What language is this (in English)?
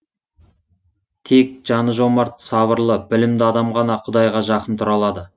Kazakh